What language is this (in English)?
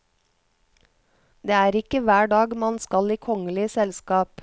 Norwegian